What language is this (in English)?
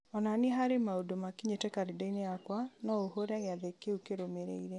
Kikuyu